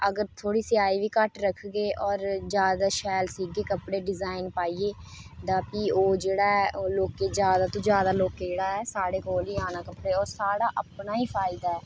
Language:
Dogri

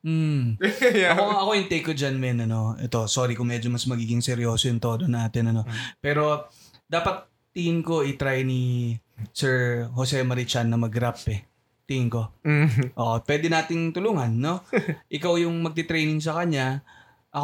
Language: Filipino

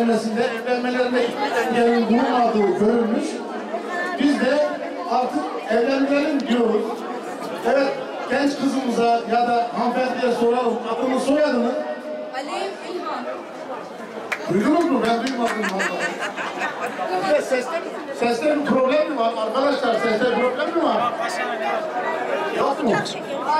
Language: Turkish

